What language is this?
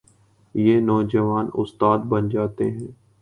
Urdu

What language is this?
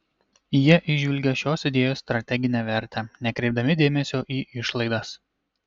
Lithuanian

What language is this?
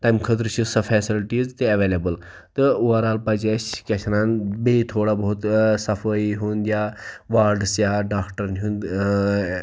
Kashmiri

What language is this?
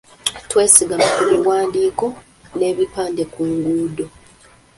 Ganda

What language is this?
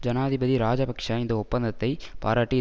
Tamil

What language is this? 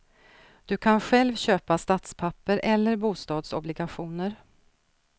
Swedish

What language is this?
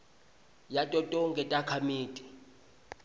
Swati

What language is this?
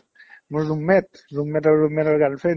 Assamese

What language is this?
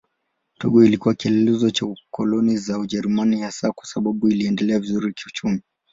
Swahili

